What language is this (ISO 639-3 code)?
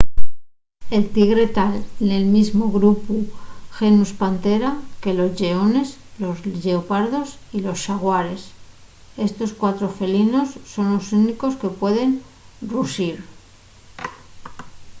ast